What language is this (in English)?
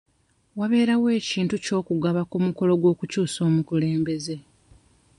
Ganda